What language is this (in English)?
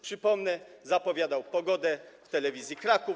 Polish